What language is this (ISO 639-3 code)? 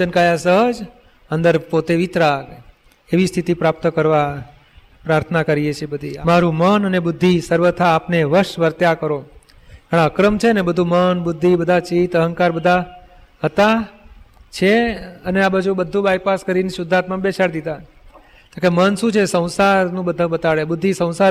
guj